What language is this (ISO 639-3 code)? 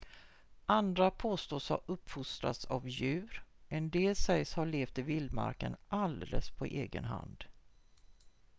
swe